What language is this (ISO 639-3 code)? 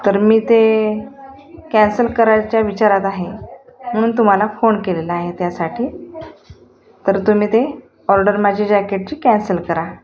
mar